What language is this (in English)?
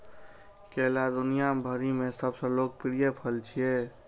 Maithili